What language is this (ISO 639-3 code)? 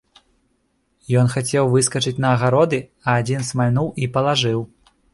bel